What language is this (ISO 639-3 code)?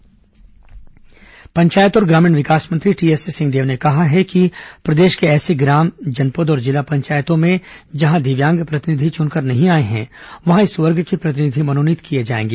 hin